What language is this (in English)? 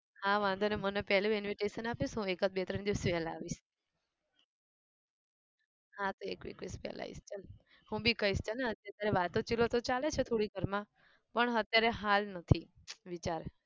Gujarati